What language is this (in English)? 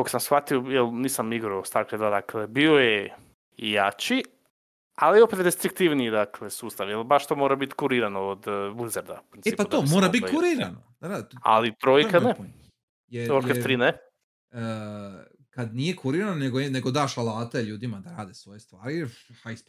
Croatian